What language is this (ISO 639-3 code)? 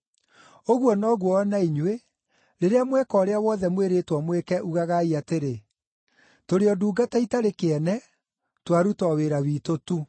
kik